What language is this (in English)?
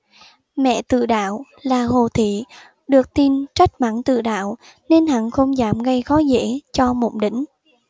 Vietnamese